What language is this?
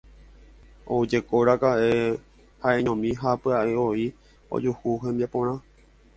Guarani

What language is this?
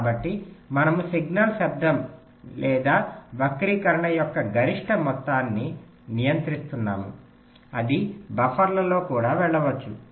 Telugu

